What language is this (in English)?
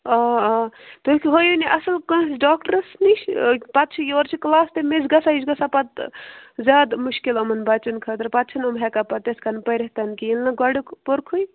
Kashmiri